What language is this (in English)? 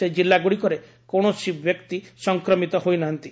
Odia